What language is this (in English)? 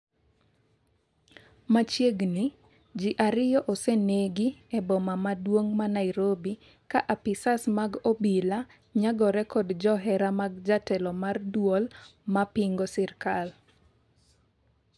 Luo (Kenya and Tanzania)